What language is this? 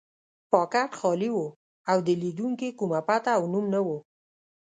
Pashto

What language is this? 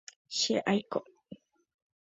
Guarani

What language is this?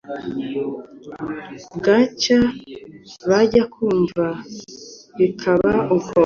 Kinyarwanda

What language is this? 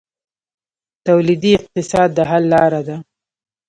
Pashto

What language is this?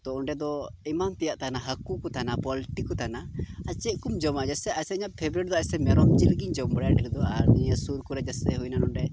Santali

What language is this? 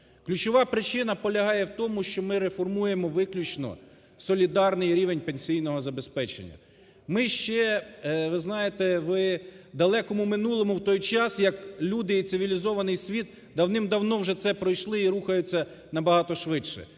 Ukrainian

